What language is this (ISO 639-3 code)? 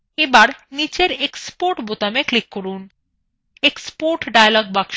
ben